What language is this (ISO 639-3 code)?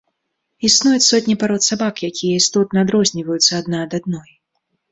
bel